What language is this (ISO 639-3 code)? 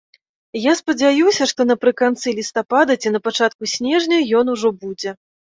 bel